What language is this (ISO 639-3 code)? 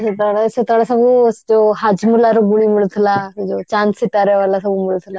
ori